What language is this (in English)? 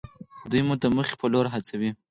Pashto